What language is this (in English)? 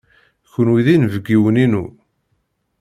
Kabyle